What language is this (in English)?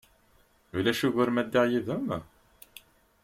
Kabyle